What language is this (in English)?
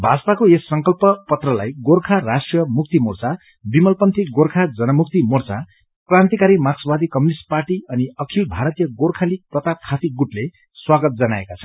Nepali